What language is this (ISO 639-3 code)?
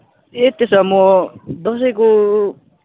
nep